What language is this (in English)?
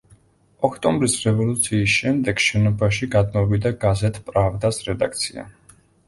Georgian